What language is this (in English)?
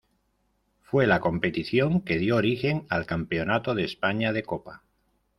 Spanish